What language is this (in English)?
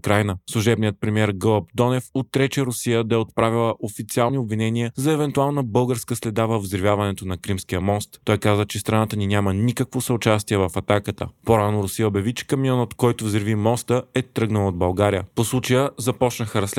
Bulgarian